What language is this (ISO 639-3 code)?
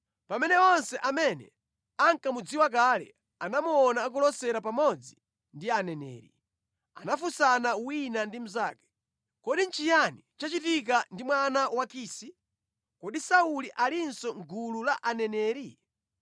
nya